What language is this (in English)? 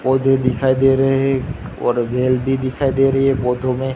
Hindi